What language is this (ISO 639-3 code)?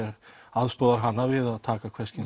isl